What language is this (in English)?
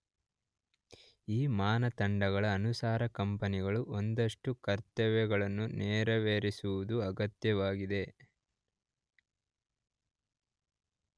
Kannada